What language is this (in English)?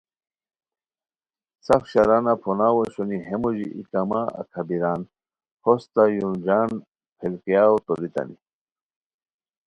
Khowar